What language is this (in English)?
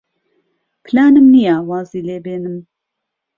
Central Kurdish